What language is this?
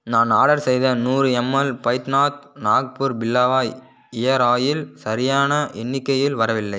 Tamil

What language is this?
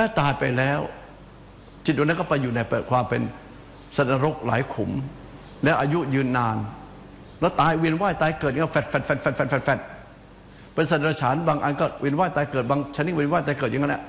Thai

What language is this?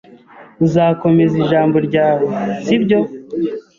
Kinyarwanda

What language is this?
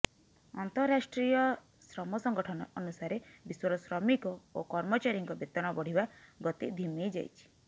Odia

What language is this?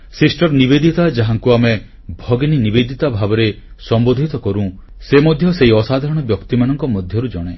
Odia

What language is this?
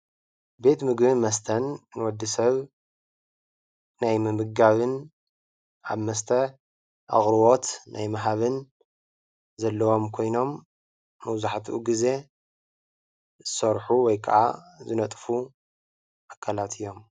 Tigrinya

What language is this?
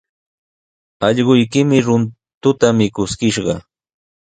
Sihuas Ancash Quechua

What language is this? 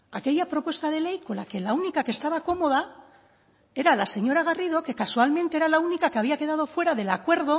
Spanish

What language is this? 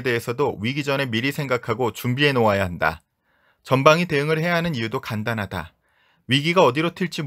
Korean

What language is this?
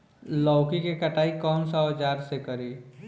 Bhojpuri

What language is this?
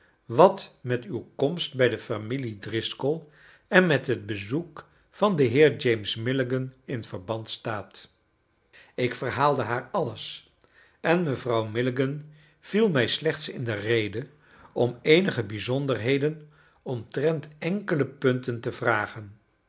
Dutch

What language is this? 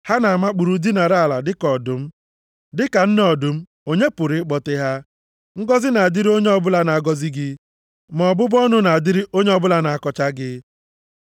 Igbo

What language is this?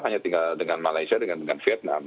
Indonesian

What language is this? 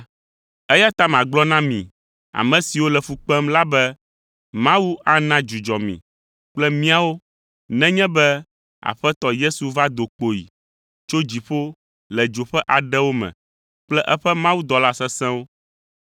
Ewe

